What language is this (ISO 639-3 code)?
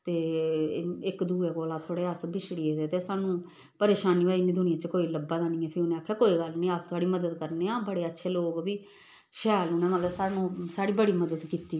doi